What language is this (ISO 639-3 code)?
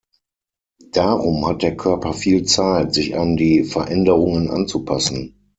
deu